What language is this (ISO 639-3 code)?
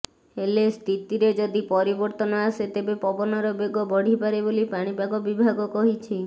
ori